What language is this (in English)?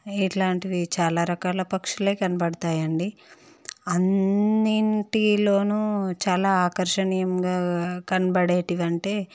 Telugu